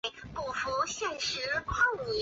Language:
Chinese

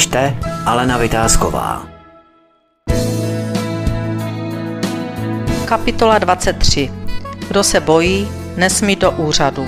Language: Czech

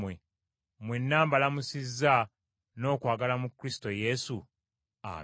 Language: Ganda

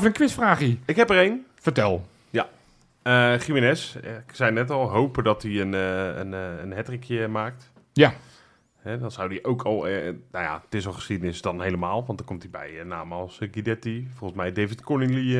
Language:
Dutch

